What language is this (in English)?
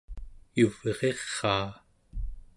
Central Yupik